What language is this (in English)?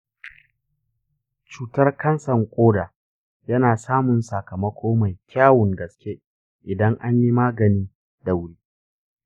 Hausa